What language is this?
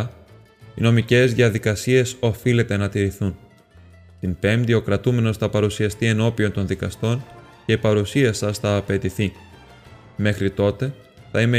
Greek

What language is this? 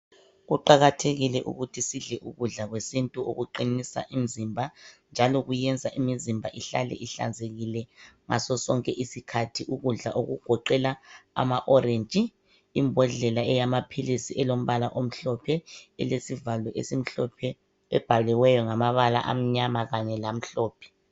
North Ndebele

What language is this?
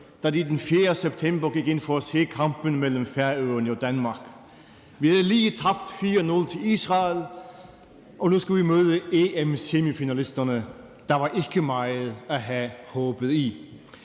Danish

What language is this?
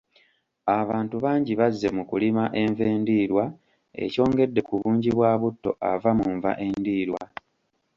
Ganda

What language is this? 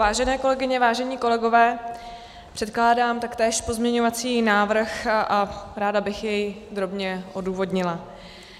Czech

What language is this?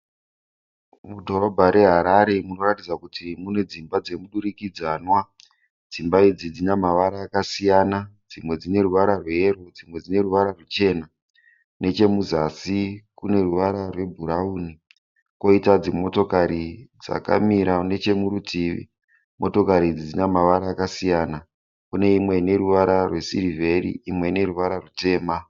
Shona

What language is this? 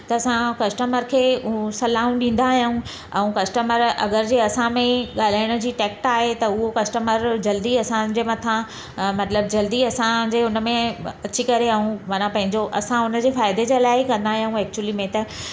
Sindhi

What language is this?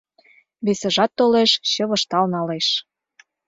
Mari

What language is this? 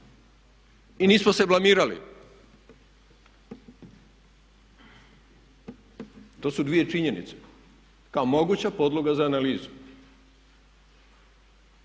Croatian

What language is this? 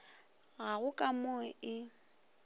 Northern Sotho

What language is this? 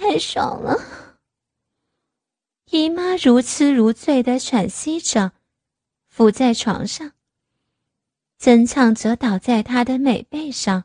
Chinese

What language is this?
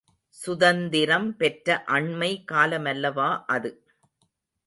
Tamil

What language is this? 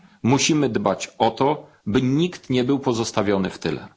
Polish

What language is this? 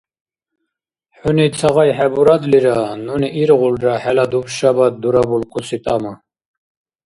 Dargwa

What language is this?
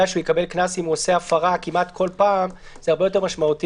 Hebrew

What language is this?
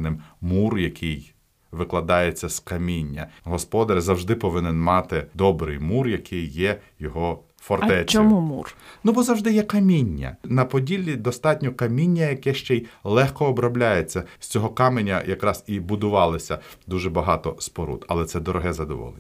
Ukrainian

